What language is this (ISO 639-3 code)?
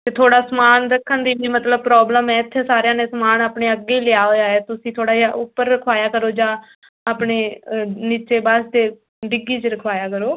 pan